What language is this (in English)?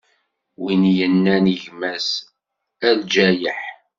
Kabyle